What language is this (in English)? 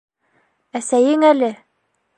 Bashkir